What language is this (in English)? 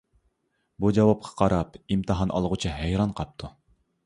Uyghur